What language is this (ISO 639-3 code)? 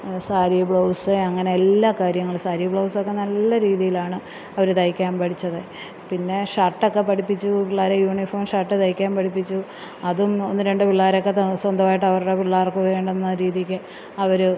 mal